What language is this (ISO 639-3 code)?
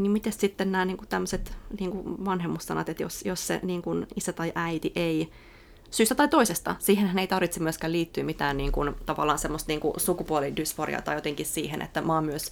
fin